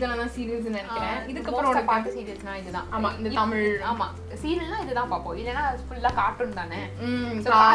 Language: Tamil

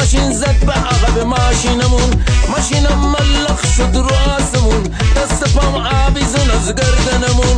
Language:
Persian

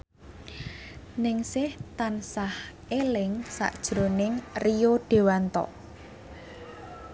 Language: Javanese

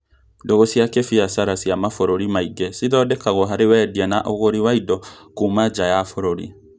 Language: Kikuyu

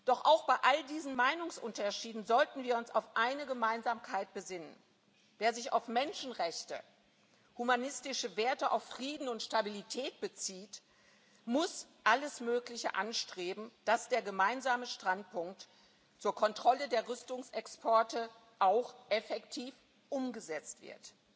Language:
German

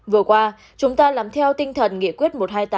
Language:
Vietnamese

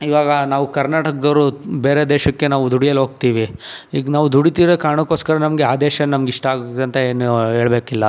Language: Kannada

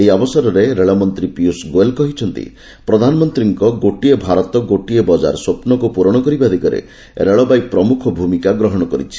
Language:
Odia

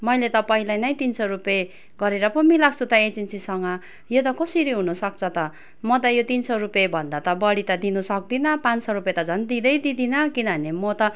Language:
Nepali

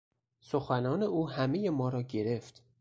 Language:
Persian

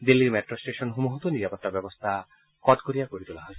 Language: Assamese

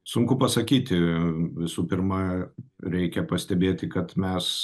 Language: Lithuanian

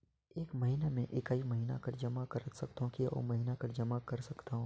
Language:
Chhattisgarhi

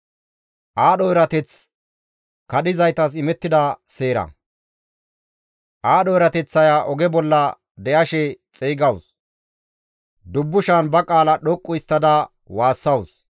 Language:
Gamo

